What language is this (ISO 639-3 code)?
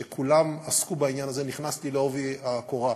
heb